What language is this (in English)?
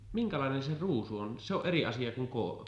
Finnish